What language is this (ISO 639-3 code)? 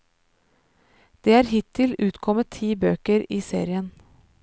nor